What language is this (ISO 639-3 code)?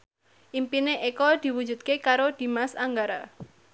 jav